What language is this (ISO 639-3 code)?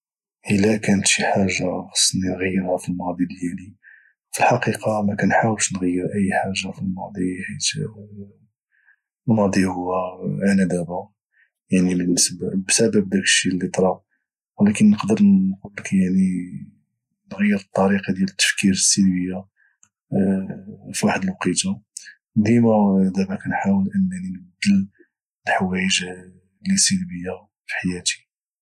ary